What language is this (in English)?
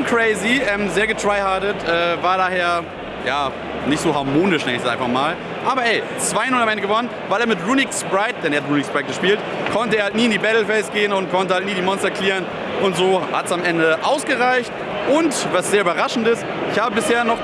German